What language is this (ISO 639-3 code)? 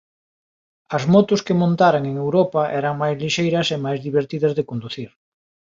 glg